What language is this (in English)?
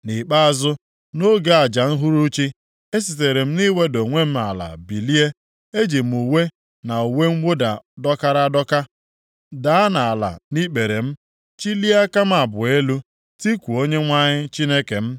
Igbo